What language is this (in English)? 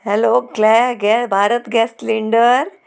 Konkani